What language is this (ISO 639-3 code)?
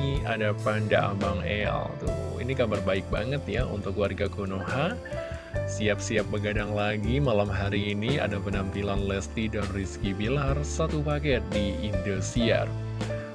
ind